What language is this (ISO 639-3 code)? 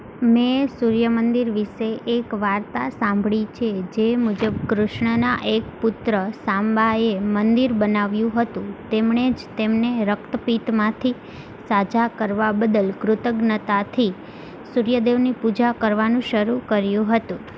guj